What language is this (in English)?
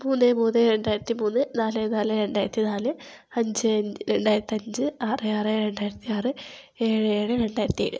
Malayalam